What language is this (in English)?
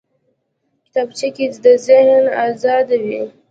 Pashto